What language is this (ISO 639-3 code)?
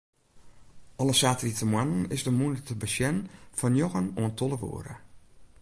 fry